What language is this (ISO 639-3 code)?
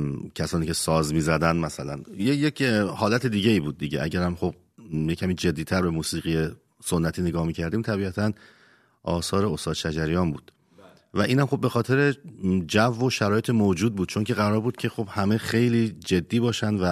fas